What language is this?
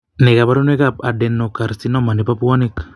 Kalenjin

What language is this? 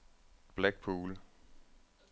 Danish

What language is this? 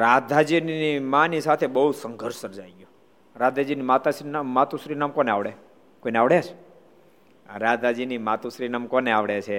Gujarati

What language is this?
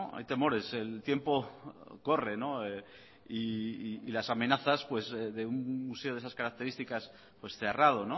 Spanish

